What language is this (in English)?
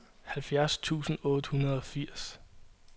Danish